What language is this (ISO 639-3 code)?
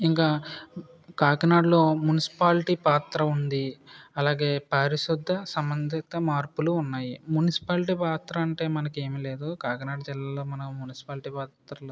tel